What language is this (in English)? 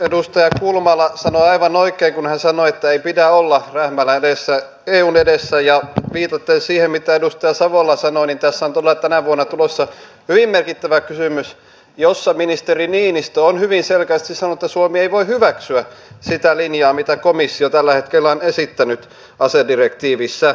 Finnish